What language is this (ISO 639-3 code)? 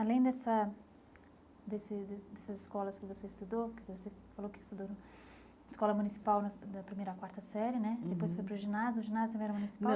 por